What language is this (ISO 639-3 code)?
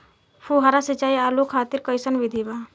bho